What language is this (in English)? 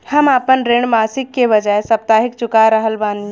Bhojpuri